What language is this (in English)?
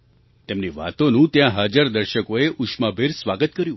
Gujarati